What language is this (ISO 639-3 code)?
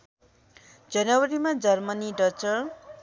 nep